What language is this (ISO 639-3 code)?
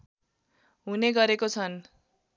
nep